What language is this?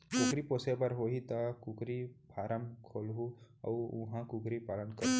Chhattisgarhi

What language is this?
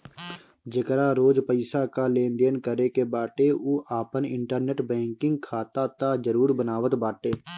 Bhojpuri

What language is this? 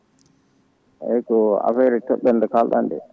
Fula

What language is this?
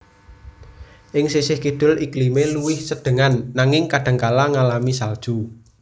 Javanese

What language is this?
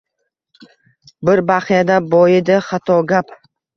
Uzbek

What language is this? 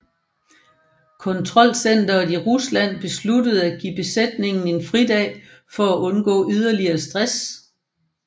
Danish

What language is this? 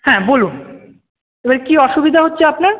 Bangla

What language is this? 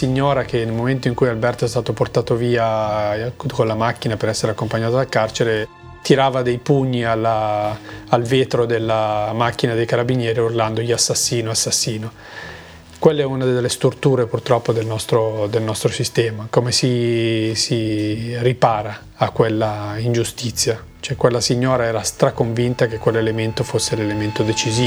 Italian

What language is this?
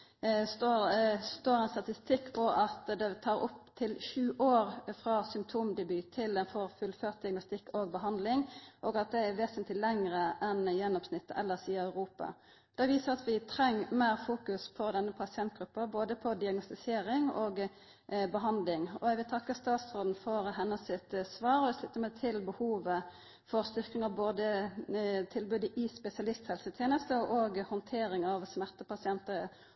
Norwegian Nynorsk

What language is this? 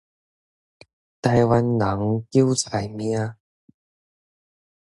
Min Nan Chinese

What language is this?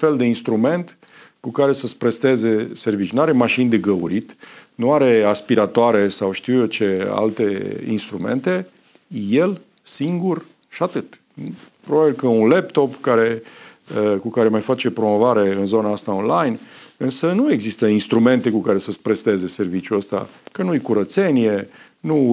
Romanian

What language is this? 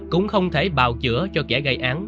Vietnamese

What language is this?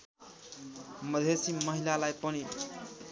Nepali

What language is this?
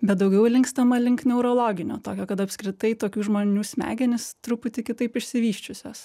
Lithuanian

